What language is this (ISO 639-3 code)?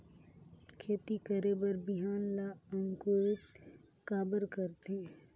hne